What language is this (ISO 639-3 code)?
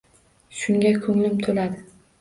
uzb